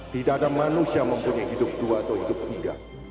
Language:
Indonesian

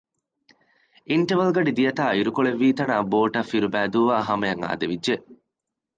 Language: Divehi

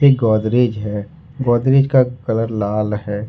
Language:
Hindi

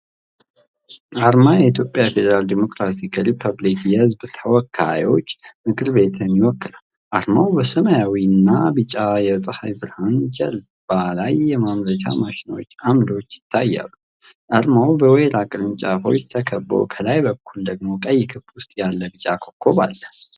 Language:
Amharic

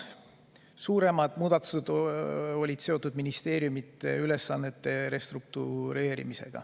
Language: Estonian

